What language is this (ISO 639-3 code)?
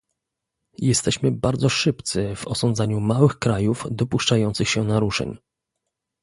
pol